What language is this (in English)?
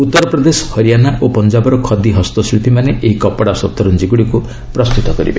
Odia